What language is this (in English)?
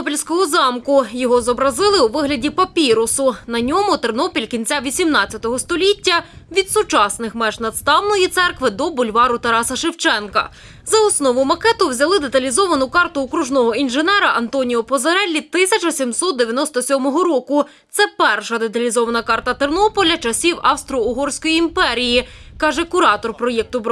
Ukrainian